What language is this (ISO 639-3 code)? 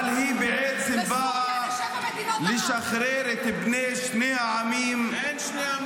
heb